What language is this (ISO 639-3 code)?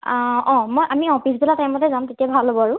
asm